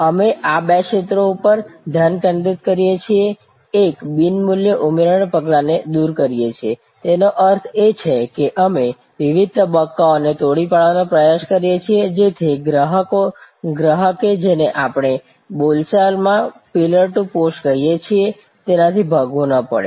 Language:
Gujarati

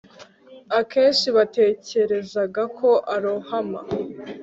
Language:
Kinyarwanda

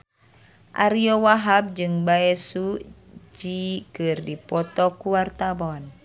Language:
Sundanese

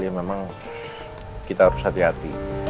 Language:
Indonesian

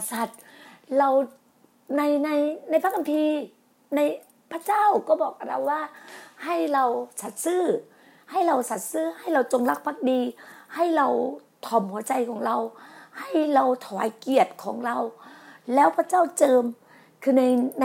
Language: Thai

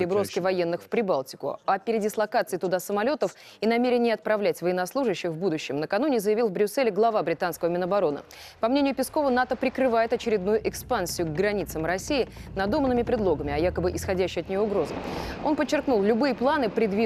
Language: Russian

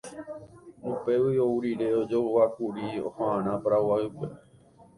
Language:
Guarani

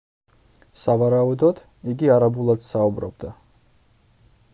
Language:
Georgian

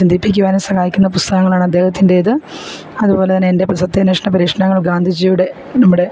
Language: Malayalam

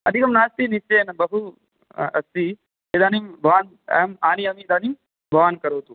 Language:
Sanskrit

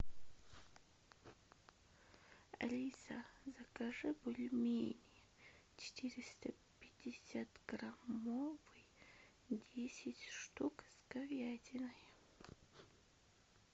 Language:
Russian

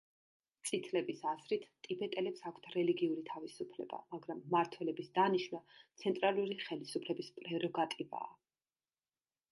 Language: Georgian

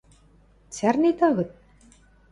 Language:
Western Mari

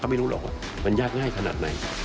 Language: Thai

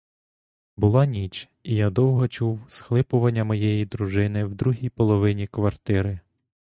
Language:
Ukrainian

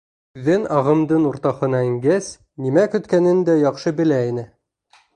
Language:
Bashkir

